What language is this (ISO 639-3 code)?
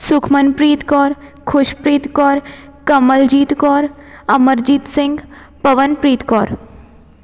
pan